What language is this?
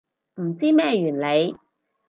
Cantonese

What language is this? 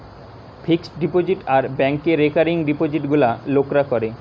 Bangla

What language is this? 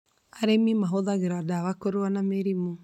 Kikuyu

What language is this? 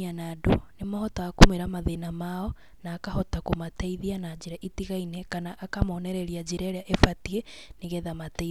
Kikuyu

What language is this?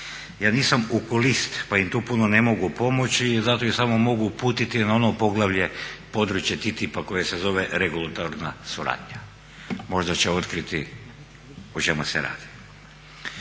Croatian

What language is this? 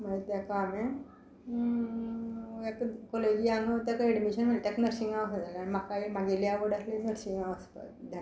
Konkani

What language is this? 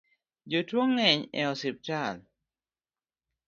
Luo (Kenya and Tanzania)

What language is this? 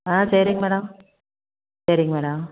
Tamil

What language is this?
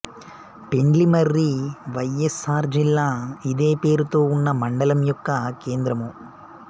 Telugu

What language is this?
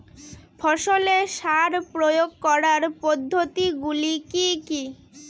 Bangla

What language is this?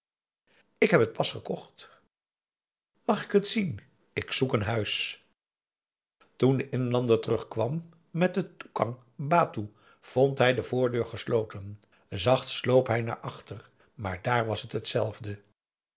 Dutch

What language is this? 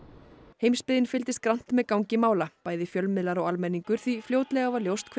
Icelandic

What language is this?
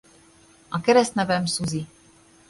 Hungarian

